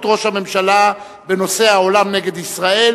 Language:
Hebrew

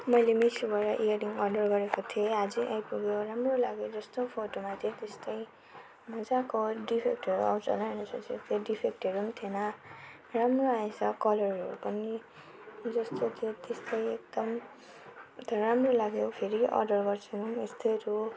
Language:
Nepali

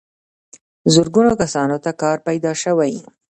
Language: Pashto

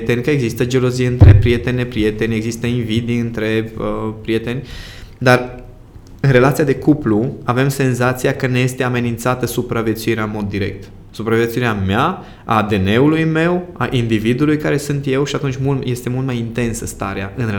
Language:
Romanian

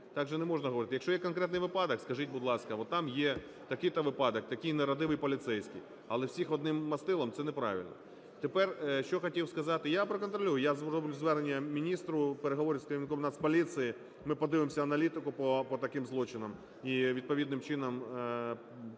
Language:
Ukrainian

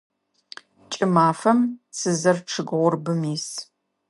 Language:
Adyghe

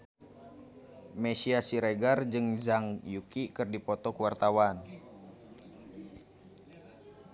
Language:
Sundanese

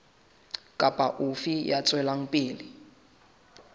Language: Southern Sotho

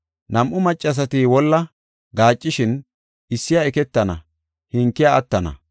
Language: Gofa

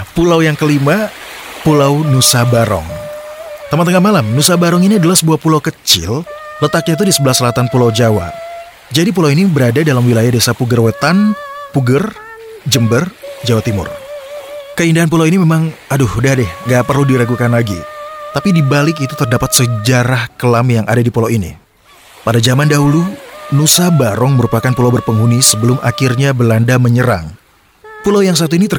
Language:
Indonesian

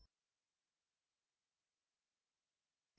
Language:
Hindi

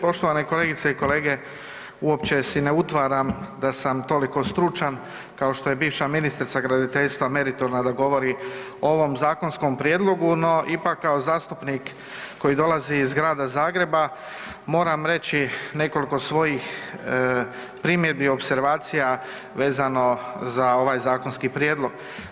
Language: Croatian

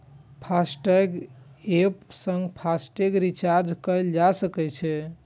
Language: Maithili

